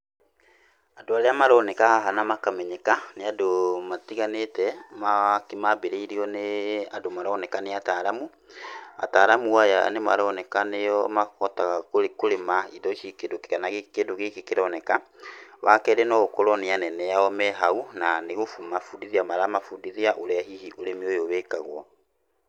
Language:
Kikuyu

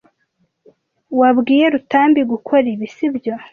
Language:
Kinyarwanda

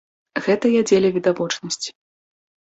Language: Belarusian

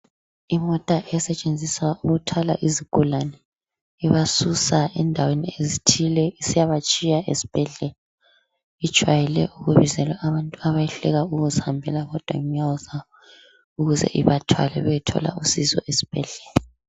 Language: North Ndebele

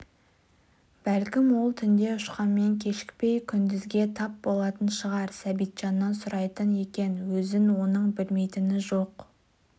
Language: Kazakh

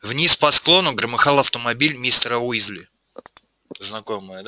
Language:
Russian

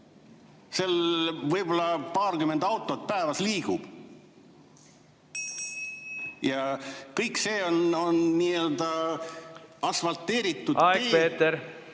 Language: Estonian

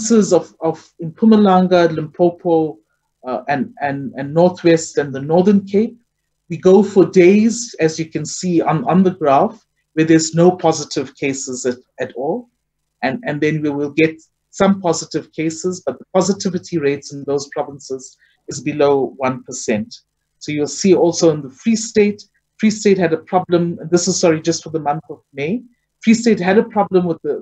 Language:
English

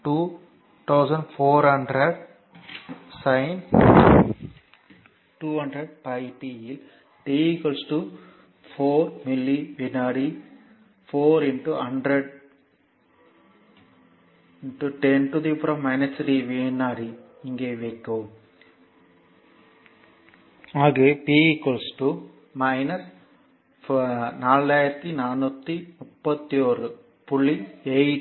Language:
Tamil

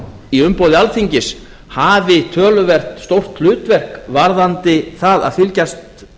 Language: Icelandic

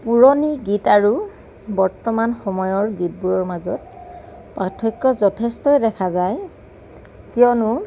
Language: Assamese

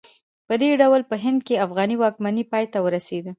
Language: Pashto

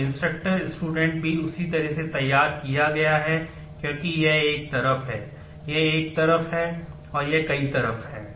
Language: Hindi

